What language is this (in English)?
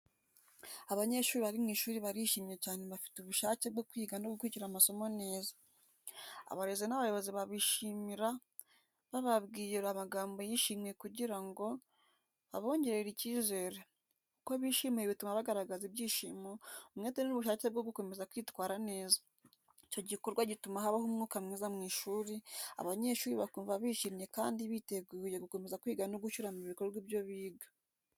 Kinyarwanda